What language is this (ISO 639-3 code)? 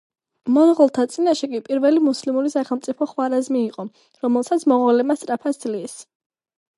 kat